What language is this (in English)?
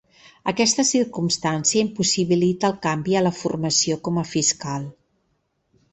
Catalan